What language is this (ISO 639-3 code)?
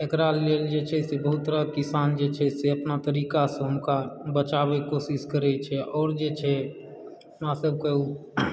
mai